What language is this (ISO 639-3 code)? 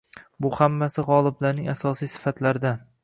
uzb